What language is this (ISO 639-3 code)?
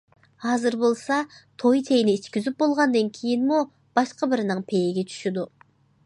uig